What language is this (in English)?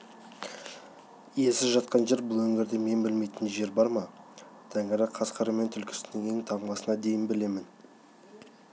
Kazakh